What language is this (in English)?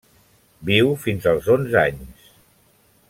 Catalan